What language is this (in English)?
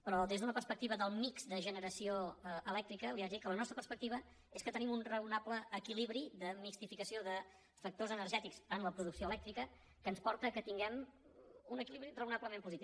Catalan